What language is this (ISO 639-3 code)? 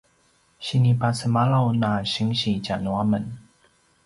pwn